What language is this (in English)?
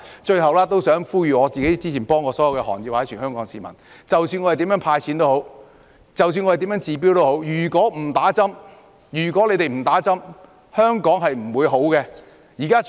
Cantonese